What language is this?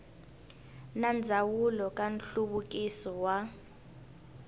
Tsonga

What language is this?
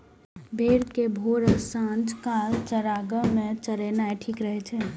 Maithili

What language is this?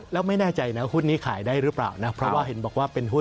Thai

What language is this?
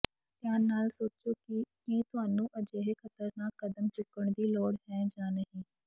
Punjabi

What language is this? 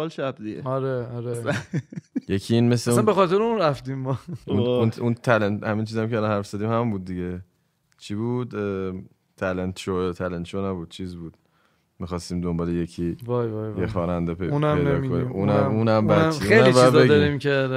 Persian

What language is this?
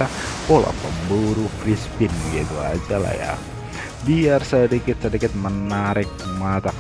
Indonesian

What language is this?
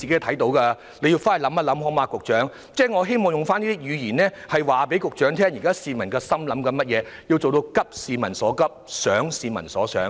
Cantonese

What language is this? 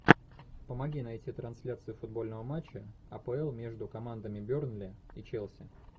Russian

